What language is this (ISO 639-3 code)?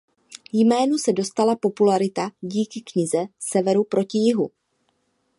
ces